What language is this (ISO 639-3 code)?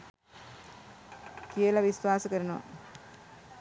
sin